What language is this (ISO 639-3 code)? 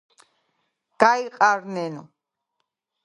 kat